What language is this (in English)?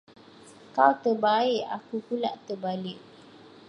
Malay